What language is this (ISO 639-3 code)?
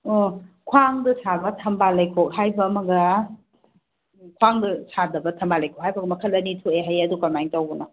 mni